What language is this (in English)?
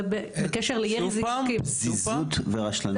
Hebrew